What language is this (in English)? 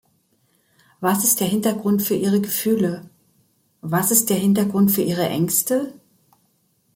German